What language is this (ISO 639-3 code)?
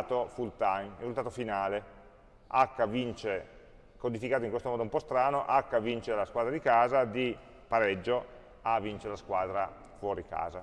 ita